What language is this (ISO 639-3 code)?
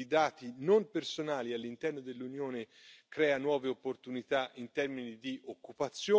ita